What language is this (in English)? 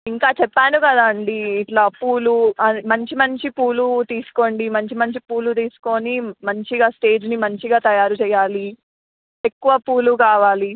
Telugu